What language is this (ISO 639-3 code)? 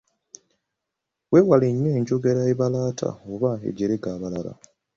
lug